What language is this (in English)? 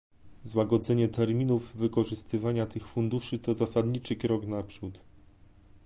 Polish